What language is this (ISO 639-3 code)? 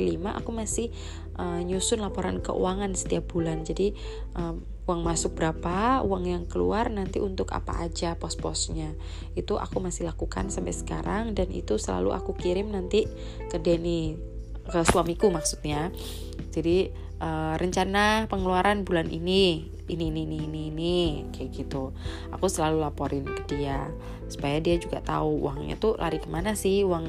ind